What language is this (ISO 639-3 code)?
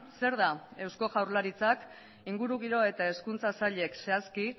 eus